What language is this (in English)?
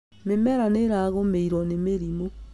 Kikuyu